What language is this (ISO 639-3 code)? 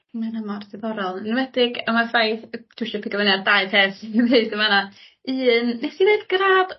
cym